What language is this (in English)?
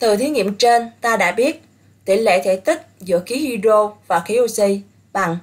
Vietnamese